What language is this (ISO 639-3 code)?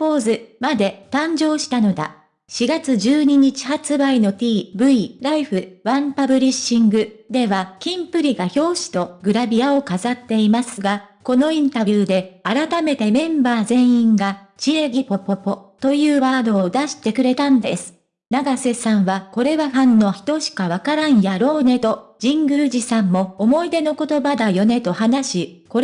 jpn